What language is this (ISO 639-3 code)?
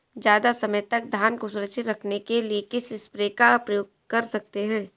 hin